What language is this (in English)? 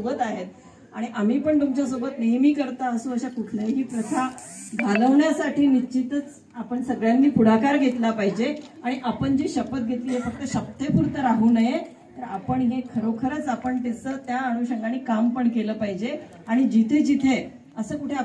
Marathi